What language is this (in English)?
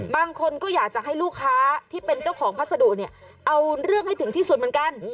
Thai